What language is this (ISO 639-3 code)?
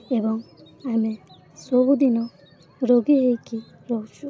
ori